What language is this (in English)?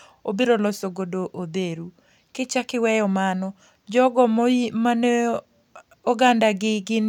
Luo (Kenya and Tanzania)